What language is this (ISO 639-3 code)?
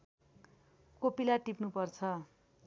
nep